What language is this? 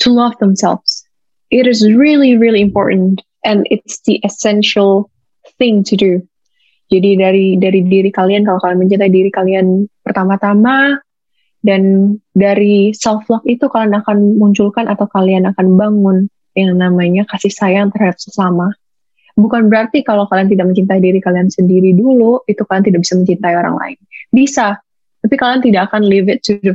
Indonesian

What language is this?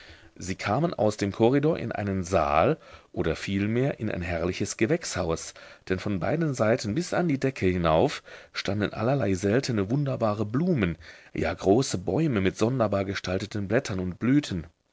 German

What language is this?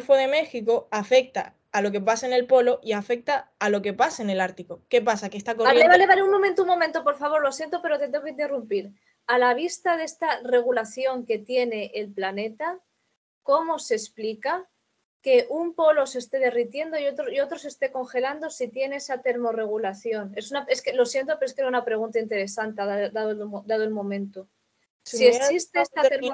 Spanish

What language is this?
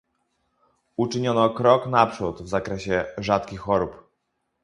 Polish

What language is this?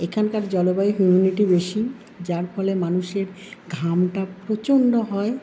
Bangla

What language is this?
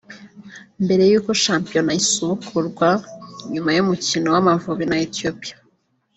Kinyarwanda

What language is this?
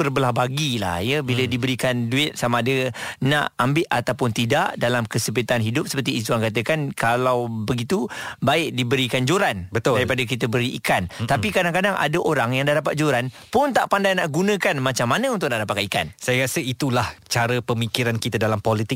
Malay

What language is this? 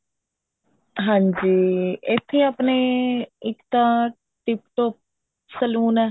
Punjabi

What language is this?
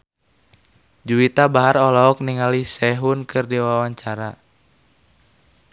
Sundanese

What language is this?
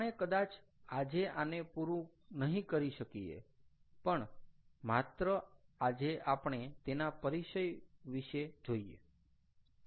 Gujarati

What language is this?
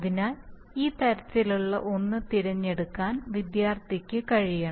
Malayalam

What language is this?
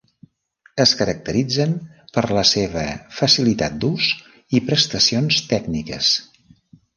Catalan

